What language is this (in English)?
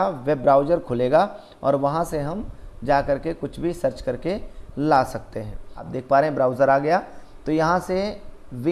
Hindi